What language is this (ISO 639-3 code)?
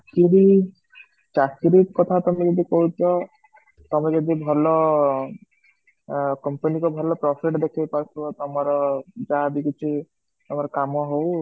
ori